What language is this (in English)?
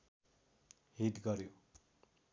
Nepali